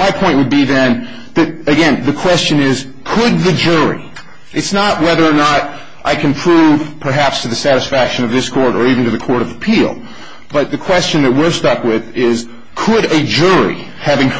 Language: English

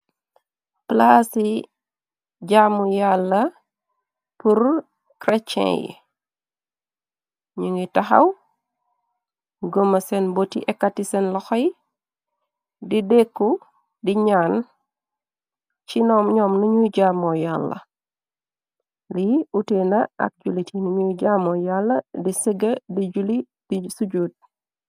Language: Wolof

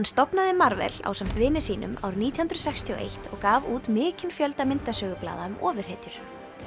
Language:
Icelandic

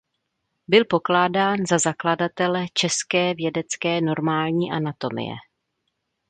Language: Czech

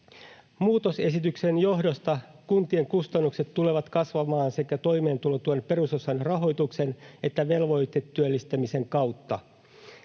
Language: Finnish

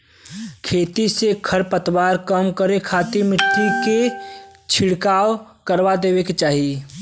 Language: Bhojpuri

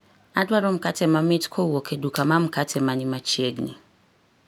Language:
Luo (Kenya and Tanzania)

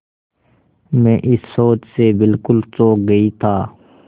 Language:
Hindi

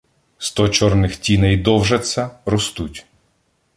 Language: Ukrainian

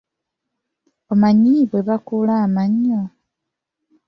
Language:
Ganda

